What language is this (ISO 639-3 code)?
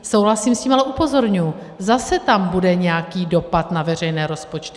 ces